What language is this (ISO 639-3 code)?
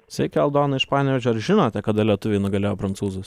lit